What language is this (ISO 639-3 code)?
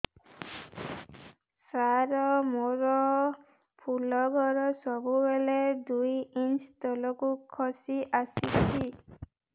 ori